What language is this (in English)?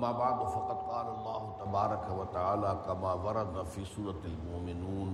Urdu